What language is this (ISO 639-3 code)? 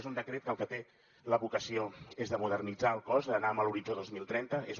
cat